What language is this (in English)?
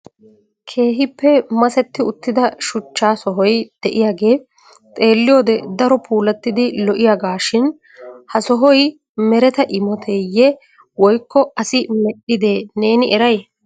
Wolaytta